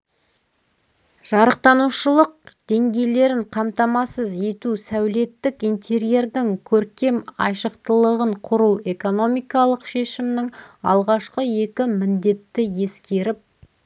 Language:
Kazakh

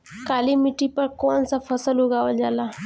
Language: Bhojpuri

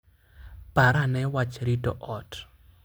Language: Luo (Kenya and Tanzania)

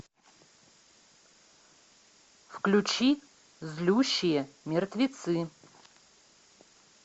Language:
Russian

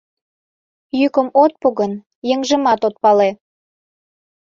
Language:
Mari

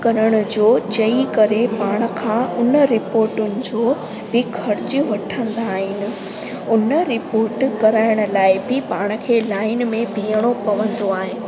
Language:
Sindhi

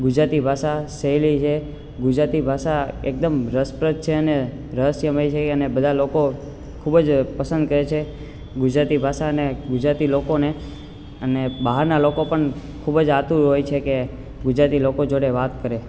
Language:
Gujarati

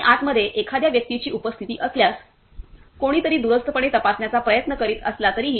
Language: Marathi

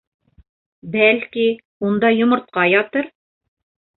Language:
Bashkir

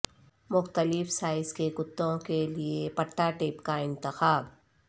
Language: Urdu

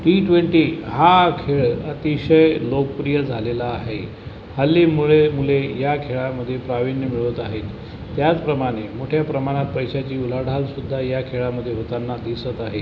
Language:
Marathi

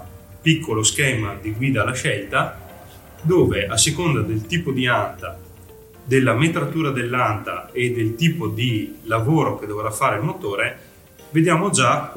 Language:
Italian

